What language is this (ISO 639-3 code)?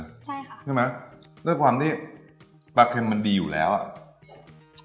tha